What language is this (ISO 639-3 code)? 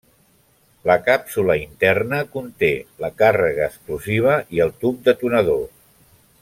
cat